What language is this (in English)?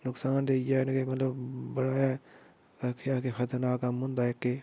Dogri